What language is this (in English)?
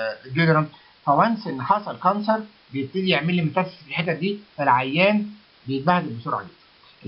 Arabic